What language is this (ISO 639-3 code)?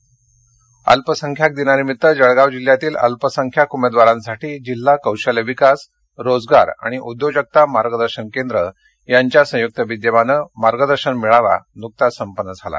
mar